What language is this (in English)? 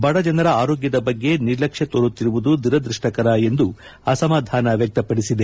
Kannada